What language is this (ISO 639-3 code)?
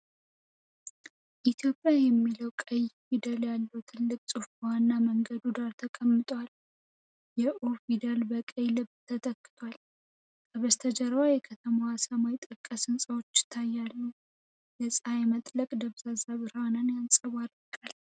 amh